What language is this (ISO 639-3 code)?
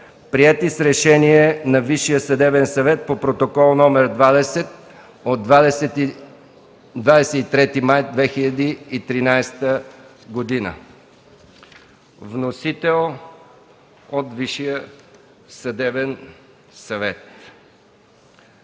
bul